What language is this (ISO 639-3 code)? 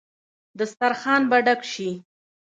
pus